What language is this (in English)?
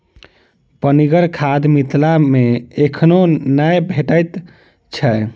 Maithili